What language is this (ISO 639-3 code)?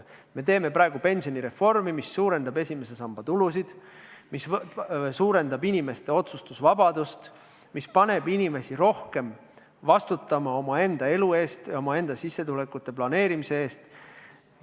est